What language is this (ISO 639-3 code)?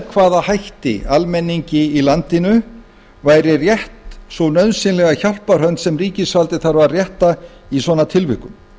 isl